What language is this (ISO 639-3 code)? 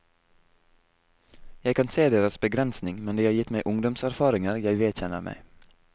nor